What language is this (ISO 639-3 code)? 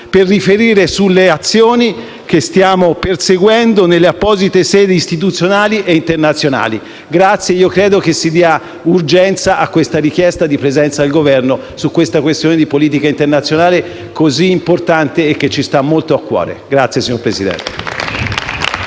ita